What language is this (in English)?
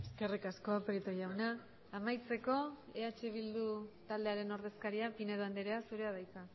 Basque